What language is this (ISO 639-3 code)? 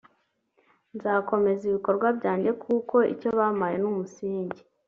kin